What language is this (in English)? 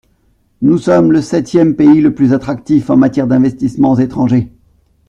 French